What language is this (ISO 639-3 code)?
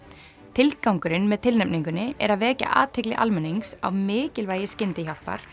isl